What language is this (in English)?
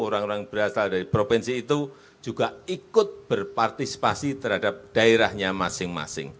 Indonesian